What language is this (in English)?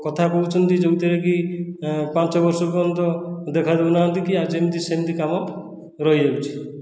Odia